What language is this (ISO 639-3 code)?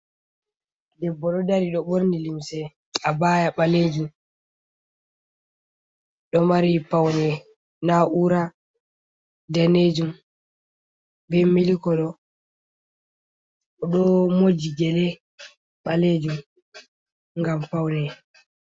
ful